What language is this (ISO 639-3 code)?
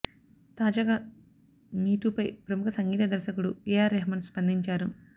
tel